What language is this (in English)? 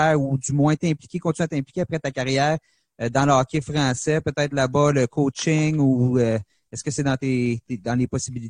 French